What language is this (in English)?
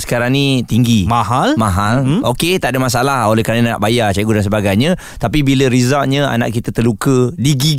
Malay